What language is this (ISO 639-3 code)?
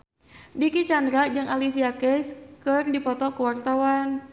sun